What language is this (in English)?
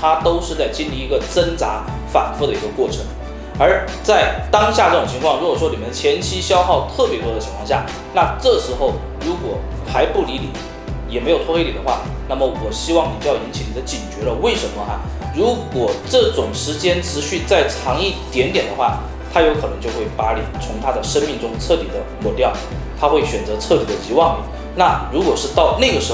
Chinese